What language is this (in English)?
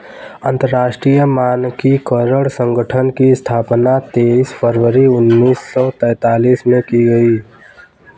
Hindi